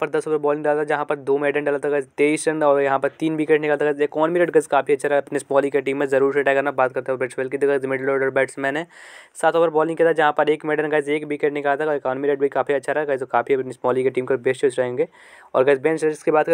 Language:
Hindi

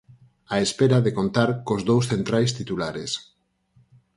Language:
Galician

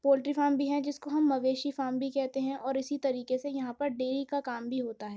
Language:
Urdu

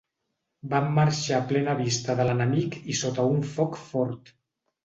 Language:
Catalan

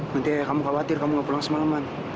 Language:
Indonesian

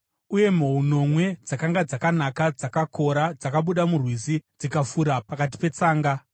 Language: Shona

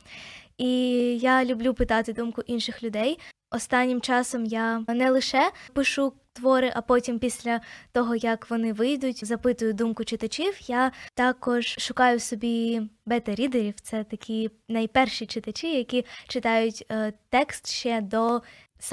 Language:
Ukrainian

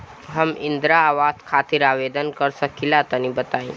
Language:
Bhojpuri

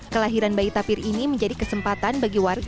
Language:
Indonesian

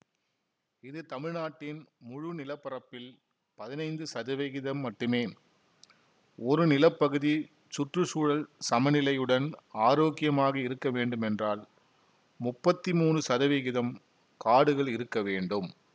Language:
Tamil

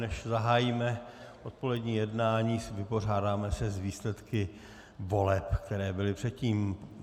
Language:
Czech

